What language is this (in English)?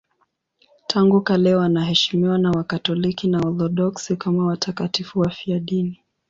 Swahili